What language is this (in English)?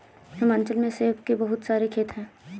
Hindi